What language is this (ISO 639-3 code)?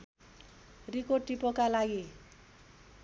nep